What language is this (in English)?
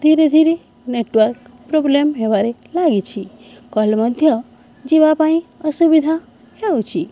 Odia